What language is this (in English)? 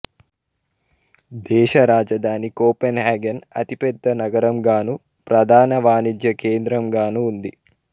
Telugu